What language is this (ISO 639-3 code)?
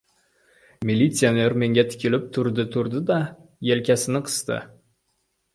uzb